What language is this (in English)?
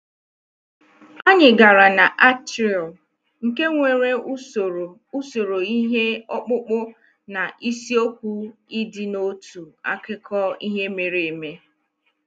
Igbo